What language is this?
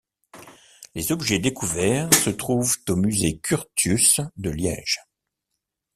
French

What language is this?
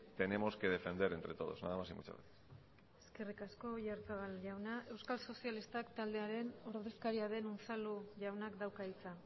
Basque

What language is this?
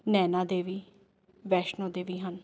Punjabi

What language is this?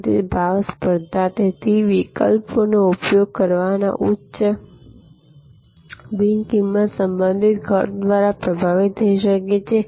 Gujarati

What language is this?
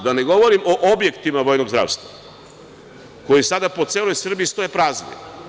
Serbian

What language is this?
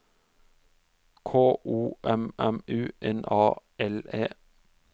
Norwegian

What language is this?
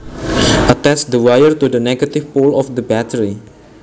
Javanese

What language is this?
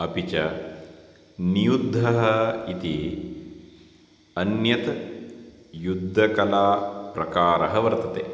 Sanskrit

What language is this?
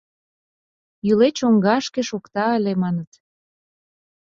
Mari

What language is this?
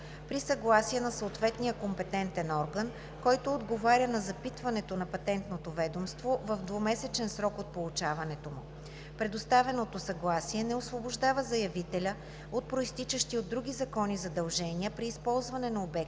Bulgarian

